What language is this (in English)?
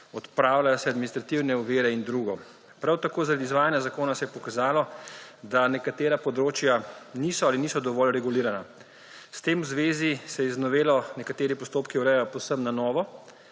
Slovenian